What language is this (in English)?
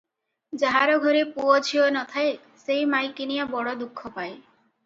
Odia